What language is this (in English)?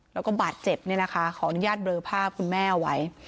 Thai